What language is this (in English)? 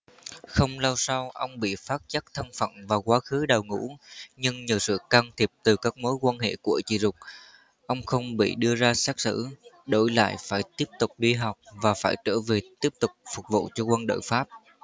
Vietnamese